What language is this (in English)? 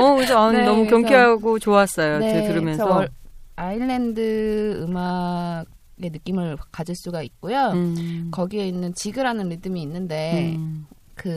Korean